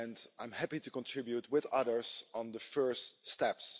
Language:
English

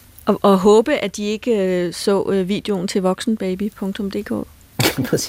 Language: Danish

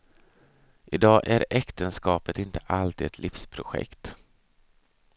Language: Swedish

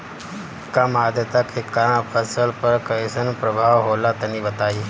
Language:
Bhojpuri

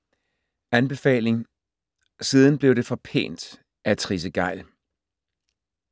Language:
Danish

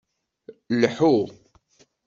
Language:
Kabyle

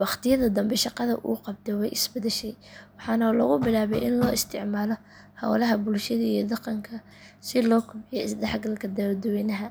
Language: Somali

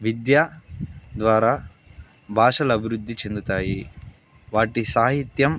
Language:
Telugu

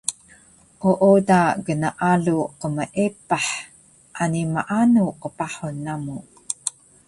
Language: Taroko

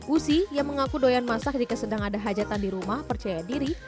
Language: Indonesian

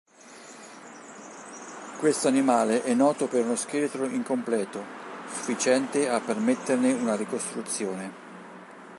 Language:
Italian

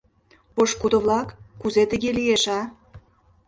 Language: Mari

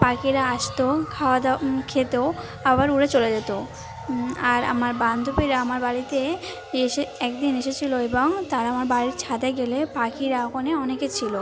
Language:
Bangla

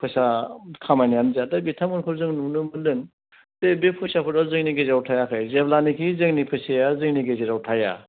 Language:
Bodo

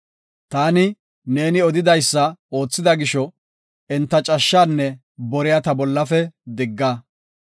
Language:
Gofa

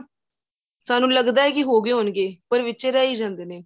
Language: Punjabi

